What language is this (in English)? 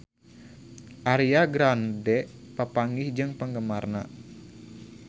Sundanese